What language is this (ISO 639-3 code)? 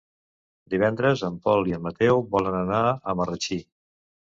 cat